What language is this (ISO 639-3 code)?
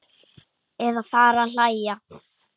isl